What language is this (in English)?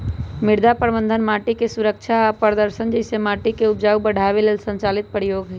Magahi